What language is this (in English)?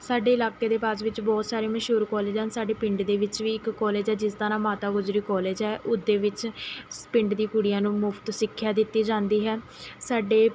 Punjabi